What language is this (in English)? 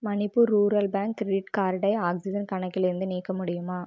Tamil